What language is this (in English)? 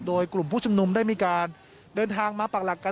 Thai